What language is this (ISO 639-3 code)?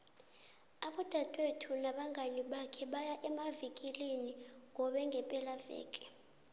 nbl